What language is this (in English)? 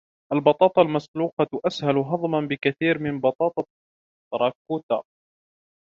Arabic